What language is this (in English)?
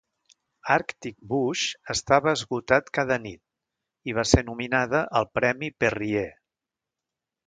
Catalan